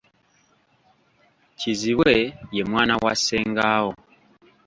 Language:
Ganda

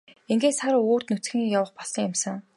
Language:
Mongolian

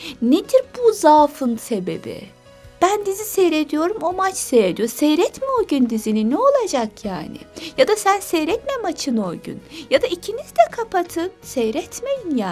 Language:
Turkish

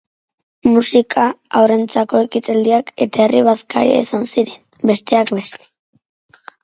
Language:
Basque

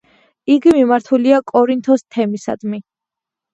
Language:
Georgian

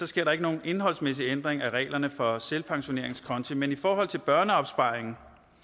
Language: Danish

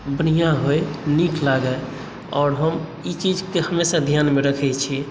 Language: Maithili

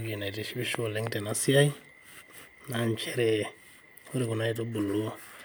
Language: Masai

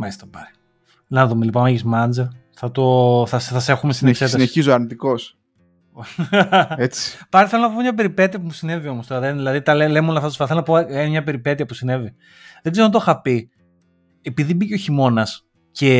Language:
Greek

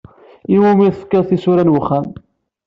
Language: Kabyle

